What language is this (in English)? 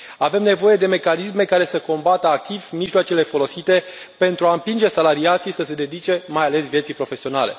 Romanian